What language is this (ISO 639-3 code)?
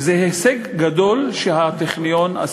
heb